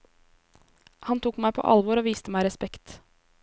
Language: Norwegian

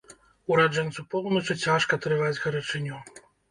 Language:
Belarusian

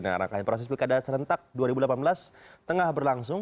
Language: Indonesian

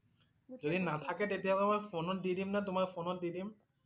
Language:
Assamese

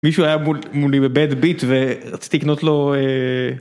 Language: Hebrew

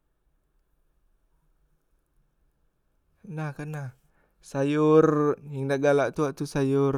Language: Musi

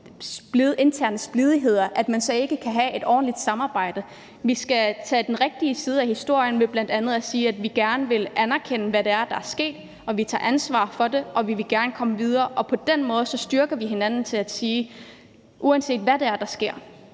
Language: Danish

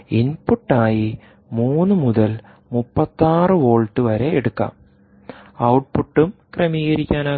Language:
Malayalam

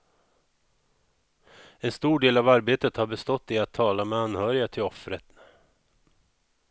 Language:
Swedish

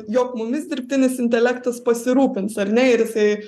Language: Lithuanian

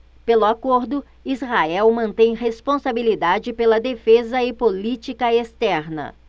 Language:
Portuguese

